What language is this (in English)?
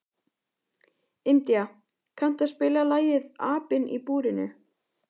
Icelandic